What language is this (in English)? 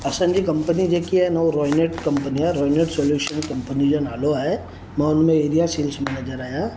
Sindhi